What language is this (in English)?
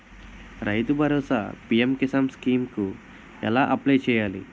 Telugu